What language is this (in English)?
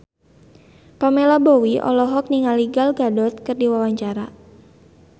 Sundanese